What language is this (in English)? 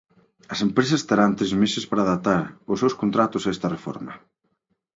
Galician